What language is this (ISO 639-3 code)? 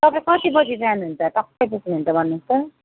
nep